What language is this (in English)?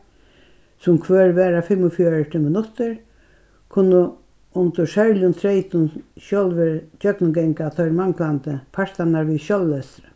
Faroese